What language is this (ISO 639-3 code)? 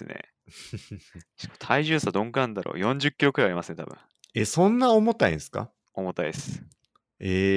jpn